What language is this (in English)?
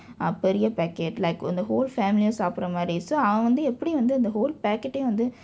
English